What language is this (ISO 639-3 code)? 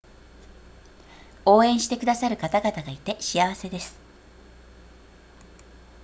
jpn